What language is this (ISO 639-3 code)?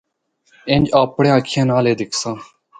hno